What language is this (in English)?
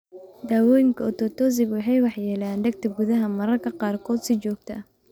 Somali